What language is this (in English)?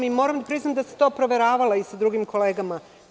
Serbian